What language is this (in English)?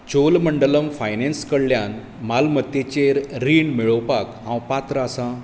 Konkani